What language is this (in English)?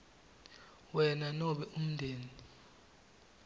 Swati